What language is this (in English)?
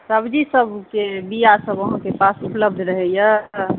Maithili